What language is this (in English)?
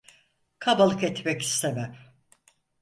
Turkish